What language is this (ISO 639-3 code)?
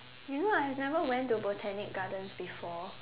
eng